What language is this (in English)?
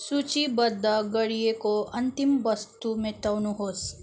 Nepali